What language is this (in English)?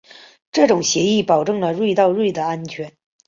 Chinese